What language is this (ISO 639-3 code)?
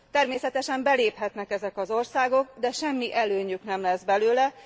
hun